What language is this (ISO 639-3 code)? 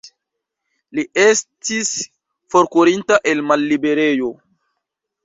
epo